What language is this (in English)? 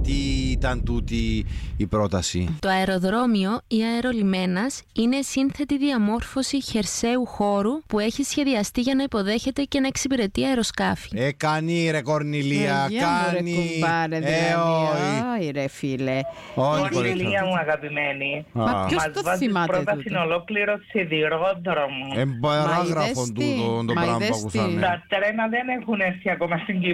Greek